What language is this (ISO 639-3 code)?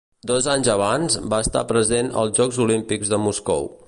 cat